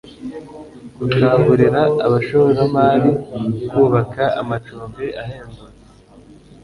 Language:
Kinyarwanda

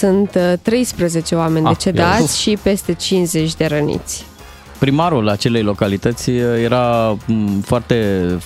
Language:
Romanian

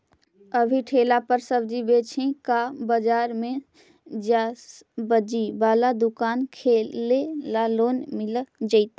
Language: Magahi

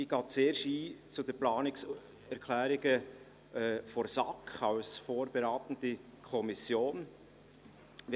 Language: Swiss German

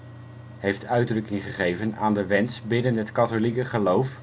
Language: Dutch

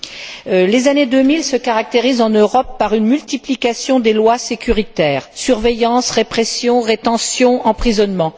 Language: French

